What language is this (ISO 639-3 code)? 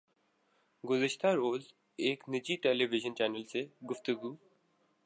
urd